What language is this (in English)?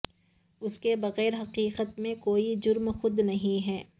Urdu